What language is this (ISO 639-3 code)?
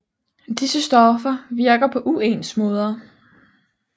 dan